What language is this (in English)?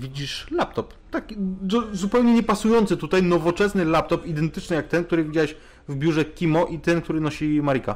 Polish